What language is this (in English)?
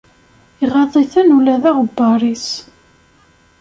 Kabyle